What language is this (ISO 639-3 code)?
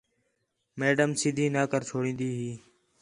xhe